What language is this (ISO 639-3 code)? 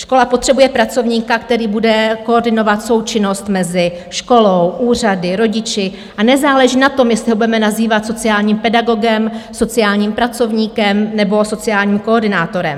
ces